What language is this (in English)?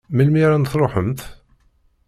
Kabyle